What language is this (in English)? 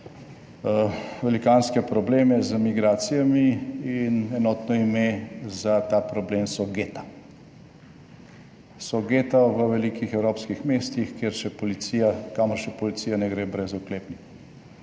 Slovenian